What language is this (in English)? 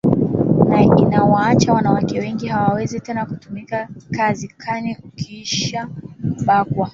Swahili